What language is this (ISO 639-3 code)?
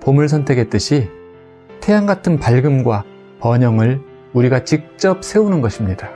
kor